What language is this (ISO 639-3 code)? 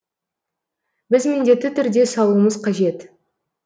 kaz